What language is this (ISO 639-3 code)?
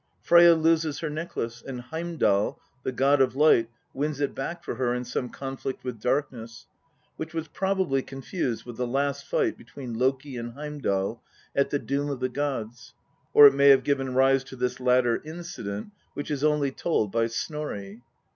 eng